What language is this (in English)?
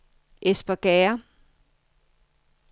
Danish